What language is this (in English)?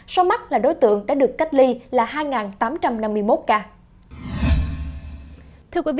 Vietnamese